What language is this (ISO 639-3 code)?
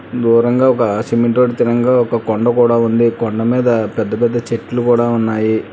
tel